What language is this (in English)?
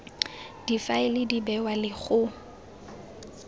Tswana